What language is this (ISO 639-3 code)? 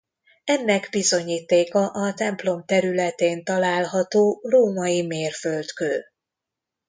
hun